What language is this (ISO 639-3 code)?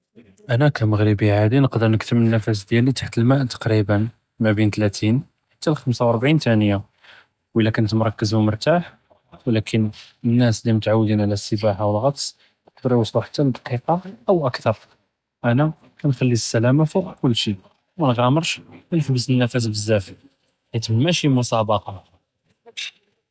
jrb